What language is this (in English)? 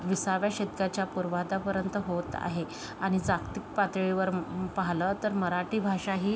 Marathi